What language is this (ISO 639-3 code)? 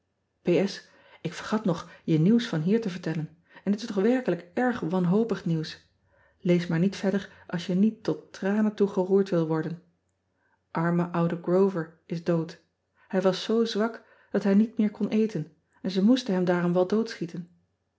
nld